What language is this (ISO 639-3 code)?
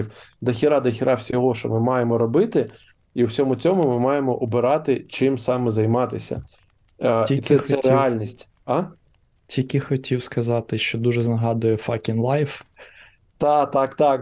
ukr